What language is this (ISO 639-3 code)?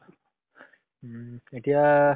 asm